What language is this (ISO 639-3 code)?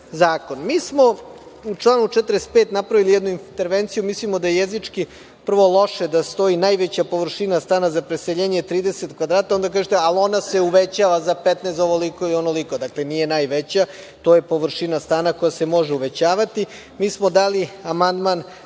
srp